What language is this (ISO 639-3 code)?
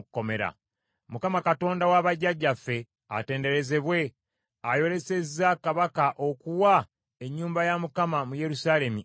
lug